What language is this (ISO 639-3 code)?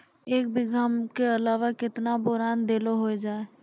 mai